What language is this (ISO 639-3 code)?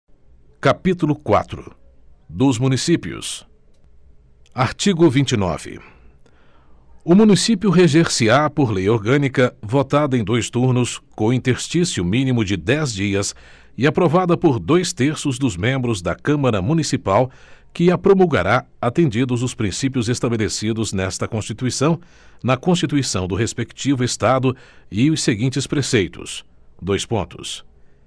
por